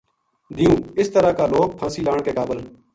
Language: Gujari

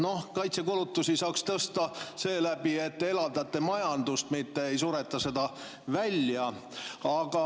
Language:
Estonian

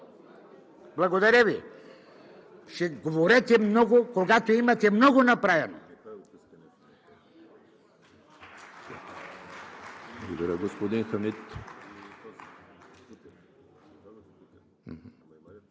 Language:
Bulgarian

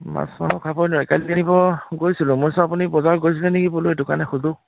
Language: Assamese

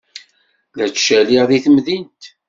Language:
Kabyle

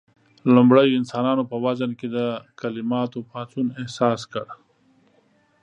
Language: Pashto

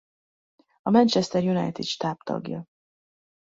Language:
Hungarian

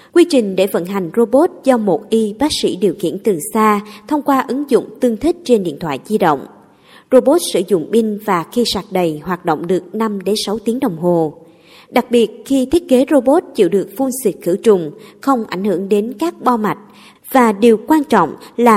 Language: Vietnamese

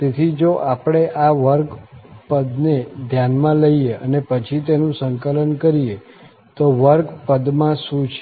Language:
Gujarati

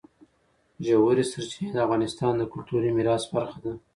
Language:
Pashto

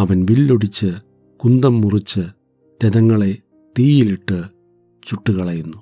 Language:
Malayalam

